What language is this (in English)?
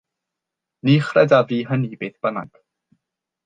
Welsh